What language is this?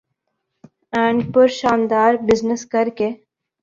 Urdu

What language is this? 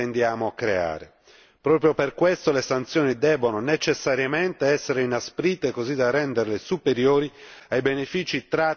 Italian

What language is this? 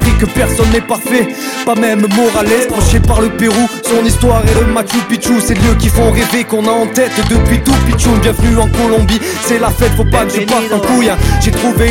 French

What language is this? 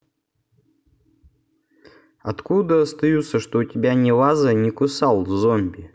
Russian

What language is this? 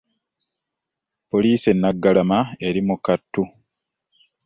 Ganda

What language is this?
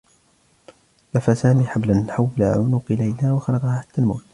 Arabic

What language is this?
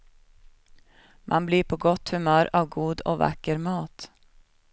Swedish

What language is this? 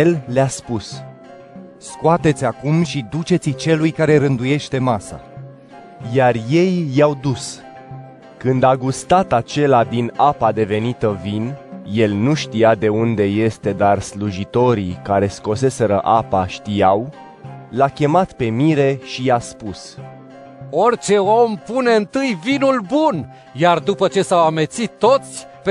Romanian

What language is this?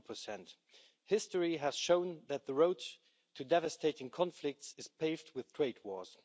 English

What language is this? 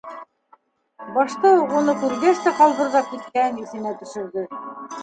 Bashkir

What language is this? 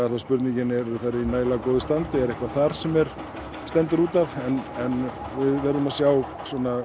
Icelandic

